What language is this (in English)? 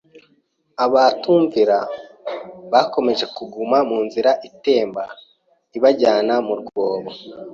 Kinyarwanda